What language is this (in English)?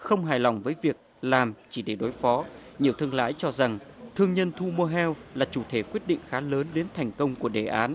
Vietnamese